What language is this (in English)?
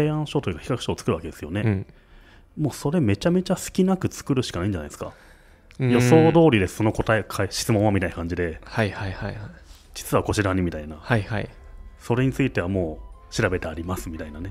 Japanese